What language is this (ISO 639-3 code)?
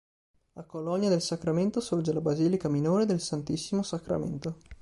ita